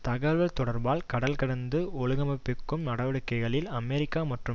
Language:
Tamil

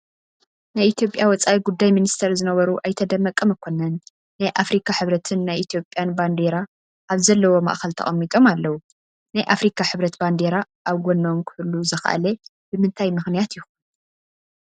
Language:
Tigrinya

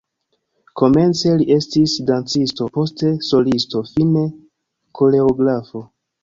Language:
Esperanto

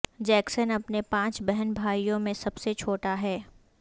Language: Urdu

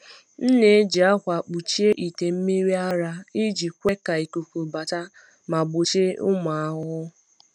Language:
Igbo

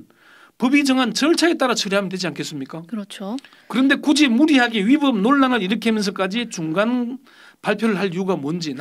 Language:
Korean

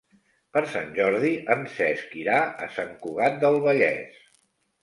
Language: Catalan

